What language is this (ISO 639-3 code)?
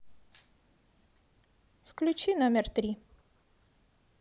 rus